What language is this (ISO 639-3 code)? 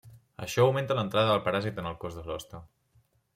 cat